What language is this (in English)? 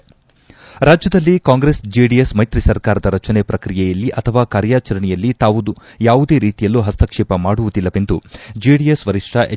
Kannada